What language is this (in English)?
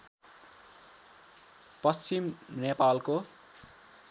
Nepali